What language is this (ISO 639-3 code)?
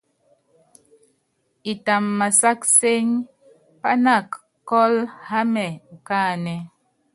yav